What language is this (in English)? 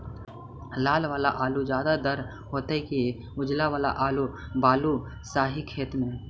Magahi